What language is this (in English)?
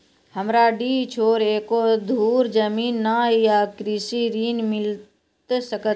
Maithili